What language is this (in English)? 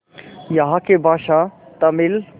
Hindi